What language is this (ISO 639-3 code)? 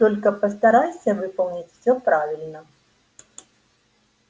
rus